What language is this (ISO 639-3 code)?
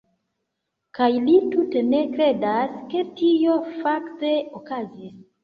epo